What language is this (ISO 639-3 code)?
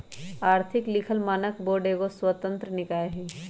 mag